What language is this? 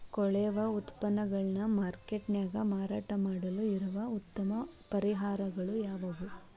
Kannada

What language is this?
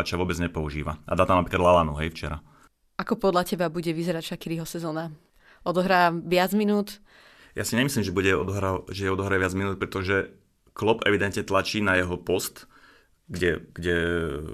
Slovak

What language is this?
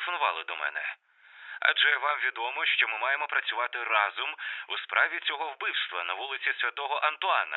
Ukrainian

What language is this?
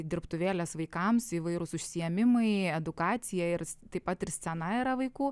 Lithuanian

